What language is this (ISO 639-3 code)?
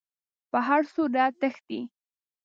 pus